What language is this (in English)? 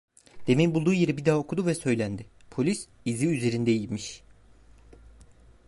Turkish